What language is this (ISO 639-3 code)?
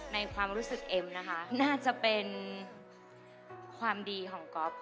tha